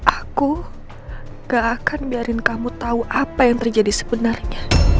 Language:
Indonesian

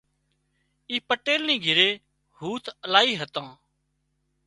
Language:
Wadiyara Koli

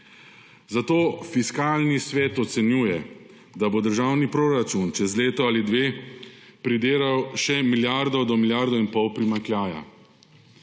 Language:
Slovenian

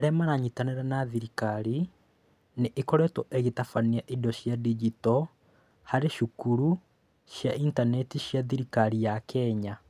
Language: Kikuyu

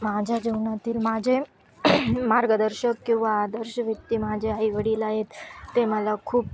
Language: Marathi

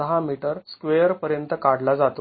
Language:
Marathi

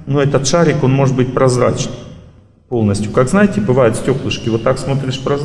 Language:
Russian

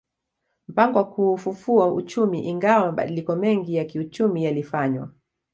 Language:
Swahili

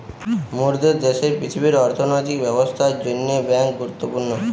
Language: Bangla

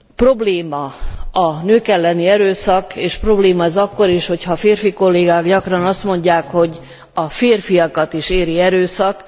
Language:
Hungarian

